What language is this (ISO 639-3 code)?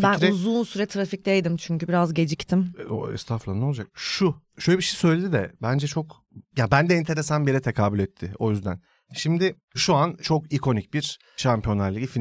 tur